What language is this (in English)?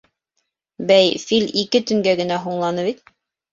Bashkir